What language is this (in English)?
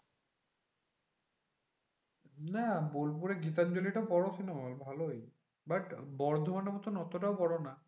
Bangla